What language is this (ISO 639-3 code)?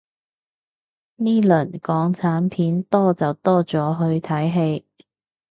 yue